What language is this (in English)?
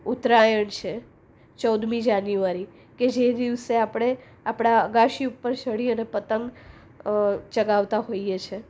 Gujarati